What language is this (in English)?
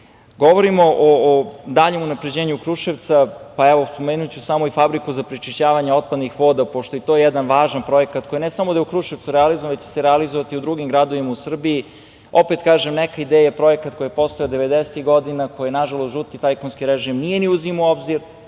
Serbian